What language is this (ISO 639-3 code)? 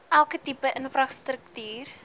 afr